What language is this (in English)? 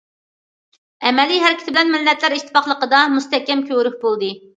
Uyghur